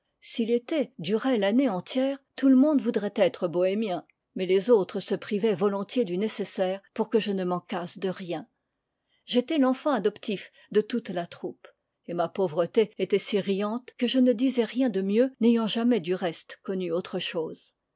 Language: French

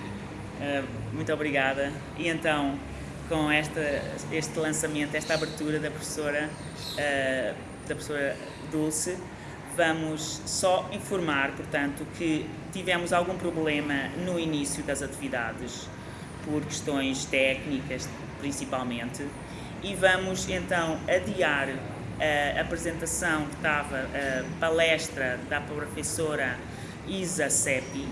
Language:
Portuguese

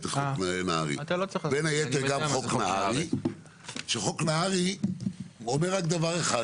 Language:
Hebrew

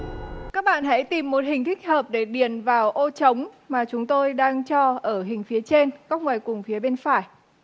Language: Vietnamese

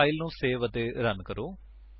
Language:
Punjabi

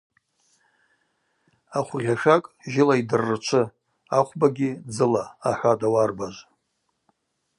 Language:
Abaza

